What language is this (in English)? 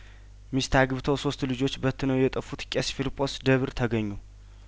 Amharic